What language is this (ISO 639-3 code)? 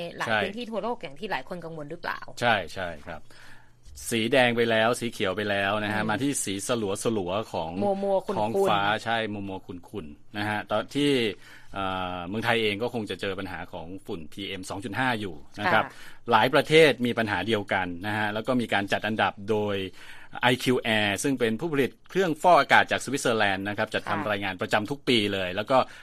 tha